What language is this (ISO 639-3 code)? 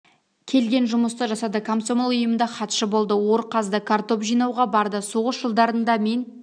kaz